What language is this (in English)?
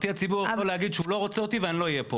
Hebrew